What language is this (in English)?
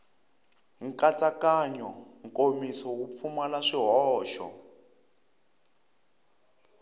Tsonga